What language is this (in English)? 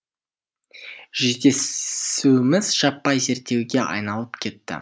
Kazakh